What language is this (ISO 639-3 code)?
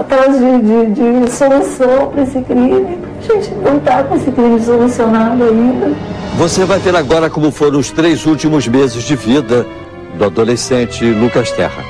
por